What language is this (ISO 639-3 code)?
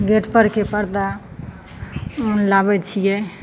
mai